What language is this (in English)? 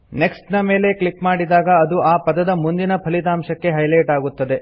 Kannada